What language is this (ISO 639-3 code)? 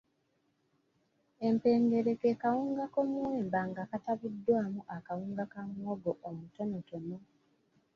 lug